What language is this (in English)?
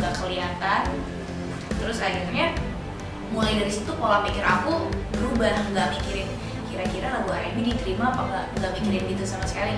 Indonesian